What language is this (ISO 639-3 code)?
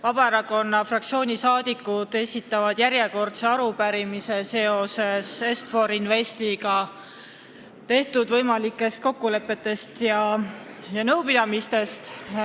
est